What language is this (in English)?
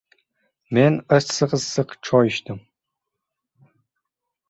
Uzbek